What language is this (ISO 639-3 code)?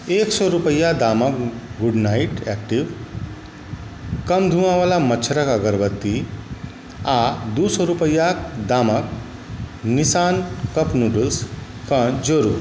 mai